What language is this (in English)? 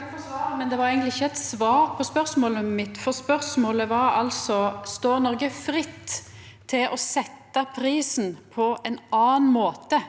Norwegian